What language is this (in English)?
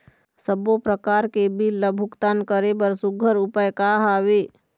Chhattisgarhi